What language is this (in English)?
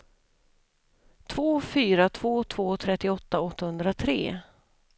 Swedish